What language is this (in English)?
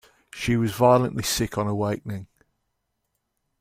English